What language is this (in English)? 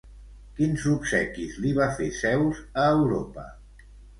Catalan